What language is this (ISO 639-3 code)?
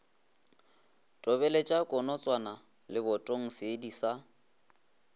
nso